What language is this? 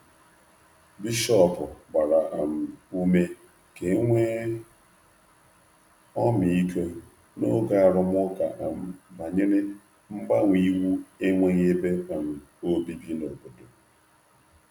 Igbo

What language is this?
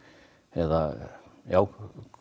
Icelandic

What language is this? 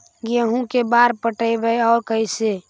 Magahi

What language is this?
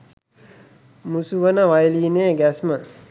Sinhala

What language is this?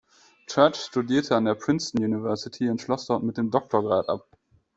German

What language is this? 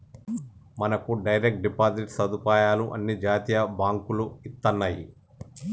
Telugu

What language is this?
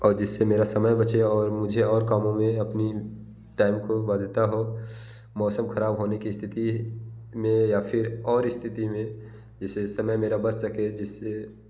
Hindi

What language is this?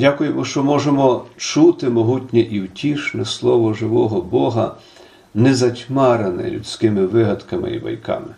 Ukrainian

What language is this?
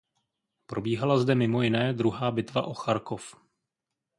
Czech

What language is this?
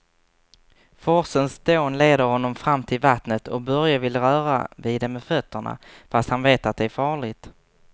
Swedish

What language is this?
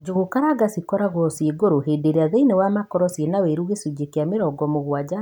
Kikuyu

